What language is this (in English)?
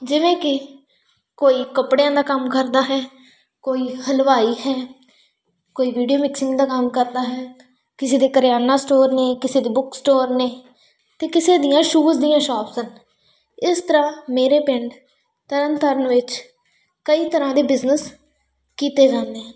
Punjabi